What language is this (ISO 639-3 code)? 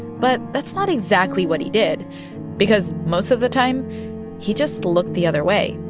eng